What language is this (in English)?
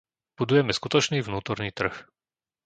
Slovak